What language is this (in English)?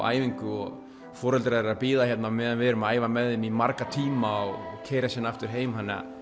Icelandic